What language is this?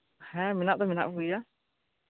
Santali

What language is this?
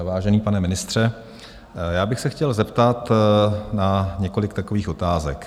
Czech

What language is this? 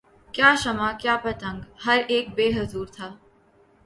Urdu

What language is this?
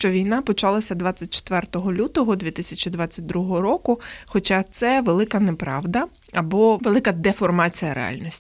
Ukrainian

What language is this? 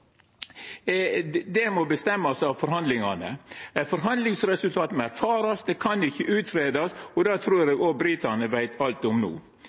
Norwegian Nynorsk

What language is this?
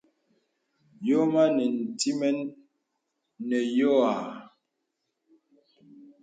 Bebele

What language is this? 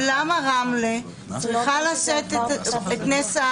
Hebrew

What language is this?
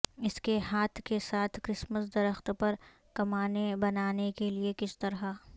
Urdu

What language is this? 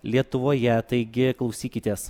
Lithuanian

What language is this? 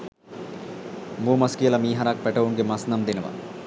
Sinhala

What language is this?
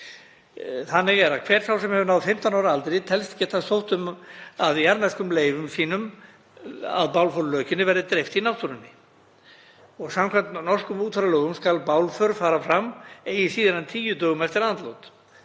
Icelandic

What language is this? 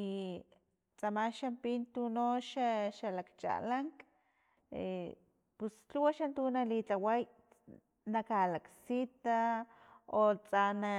Filomena Mata-Coahuitlán Totonac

